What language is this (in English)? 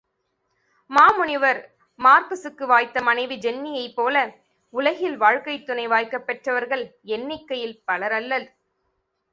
Tamil